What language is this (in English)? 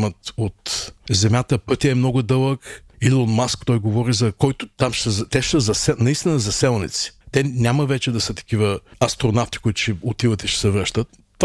Bulgarian